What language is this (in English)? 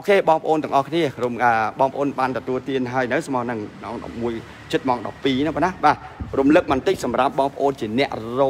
Thai